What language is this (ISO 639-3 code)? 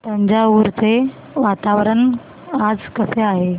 mar